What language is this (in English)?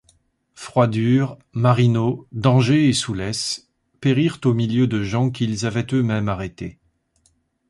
French